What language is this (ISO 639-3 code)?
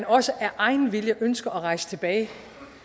dan